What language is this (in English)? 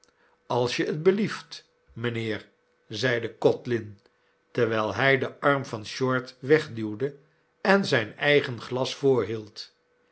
Dutch